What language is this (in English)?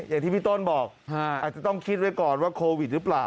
Thai